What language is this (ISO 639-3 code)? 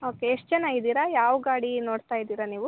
kan